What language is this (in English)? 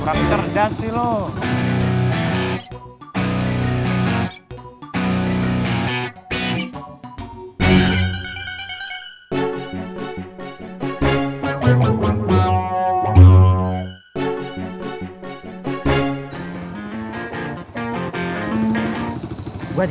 Indonesian